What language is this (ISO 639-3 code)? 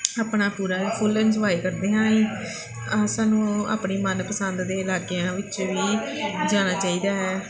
pan